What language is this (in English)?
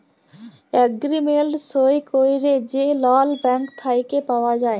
Bangla